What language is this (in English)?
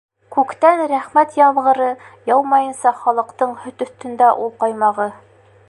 Bashkir